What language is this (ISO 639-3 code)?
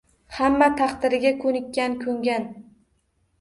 uzb